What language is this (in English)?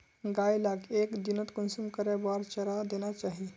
Magahi